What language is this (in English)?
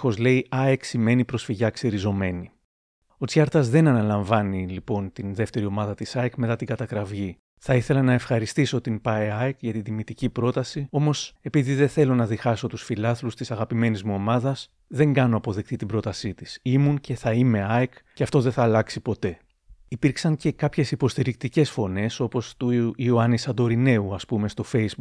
Greek